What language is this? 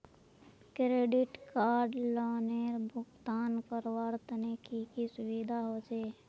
Magahi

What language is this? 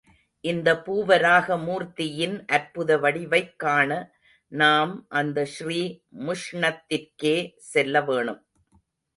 Tamil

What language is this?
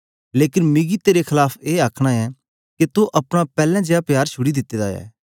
Dogri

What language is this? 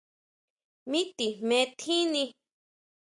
Huautla Mazatec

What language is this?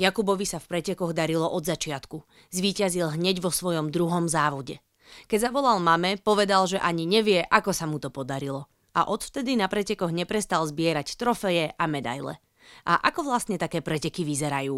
Slovak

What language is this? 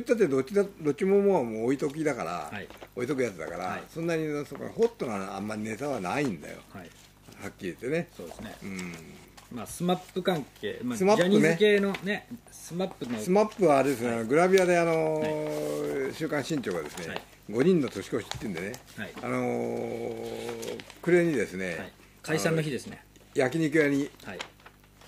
Japanese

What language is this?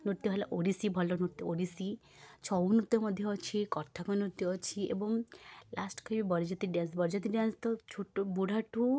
Odia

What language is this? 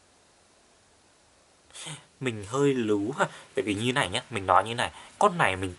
Vietnamese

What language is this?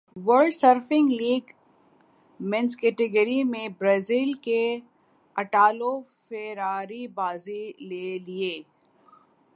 Urdu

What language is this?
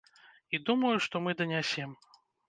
Belarusian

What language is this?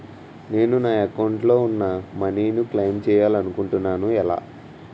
Telugu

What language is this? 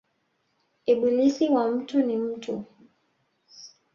Swahili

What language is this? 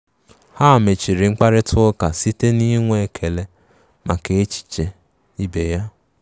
Igbo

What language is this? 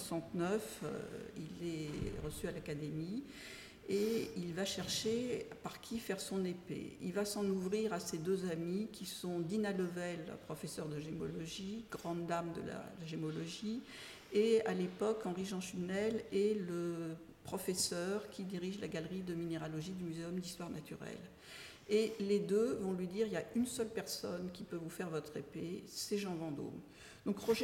French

